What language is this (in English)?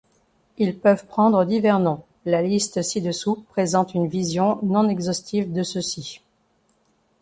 French